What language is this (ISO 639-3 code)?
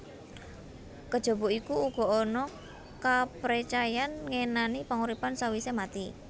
jav